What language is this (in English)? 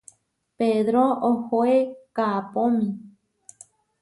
Huarijio